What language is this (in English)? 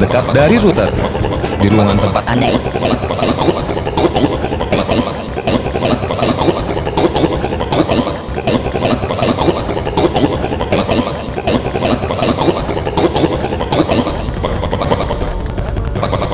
Indonesian